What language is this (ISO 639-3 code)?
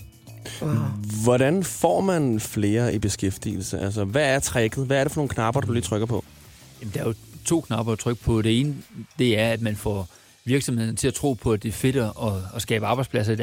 dan